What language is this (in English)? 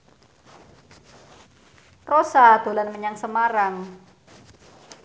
Javanese